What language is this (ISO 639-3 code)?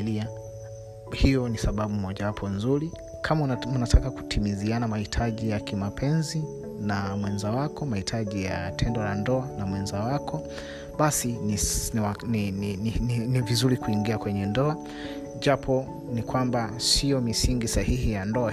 swa